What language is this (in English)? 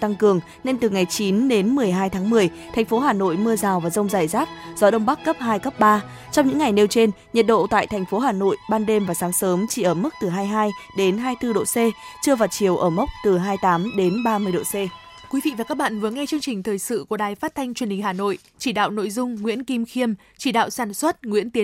Vietnamese